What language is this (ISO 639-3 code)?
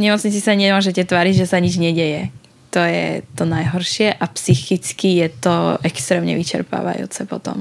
slk